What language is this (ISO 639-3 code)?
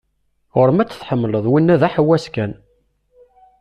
kab